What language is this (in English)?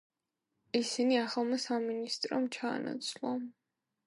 Georgian